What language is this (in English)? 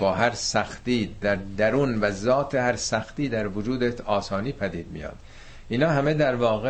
Persian